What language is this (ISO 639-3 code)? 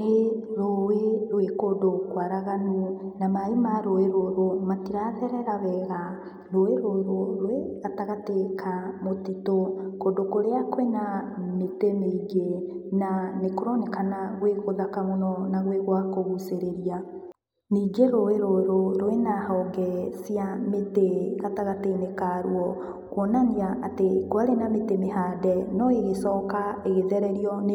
kik